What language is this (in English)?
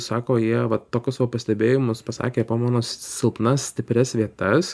Lithuanian